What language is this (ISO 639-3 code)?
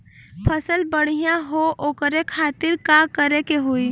bho